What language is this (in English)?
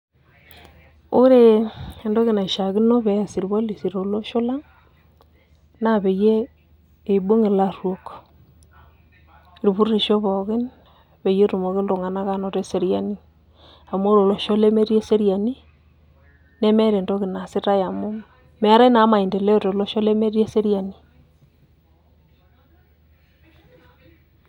Masai